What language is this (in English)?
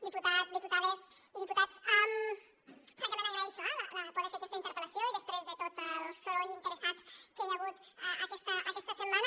Catalan